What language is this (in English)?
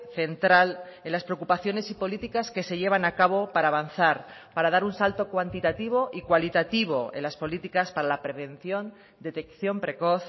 Spanish